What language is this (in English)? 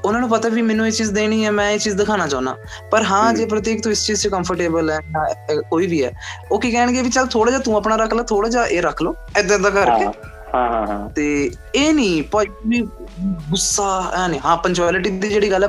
Punjabi